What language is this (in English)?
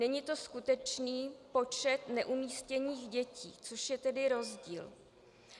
Czech